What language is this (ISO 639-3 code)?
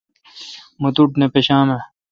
xka